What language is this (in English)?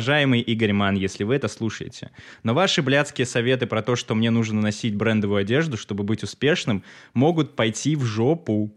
Russian